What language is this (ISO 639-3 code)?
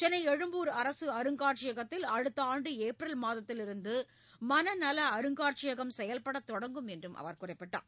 tam